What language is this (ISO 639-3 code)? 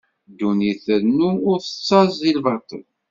kab